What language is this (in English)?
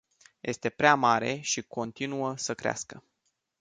Romanian